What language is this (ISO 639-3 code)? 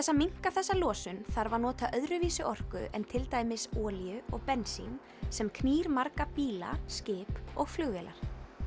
isl